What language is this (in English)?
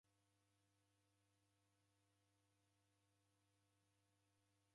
Taita